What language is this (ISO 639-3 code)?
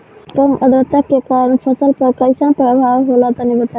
bho